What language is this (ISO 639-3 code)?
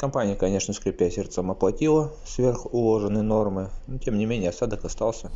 rus